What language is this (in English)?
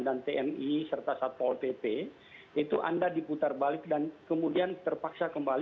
Indonesian